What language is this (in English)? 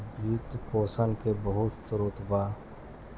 Bhojpuri